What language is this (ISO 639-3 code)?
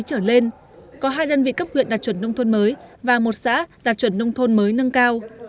vie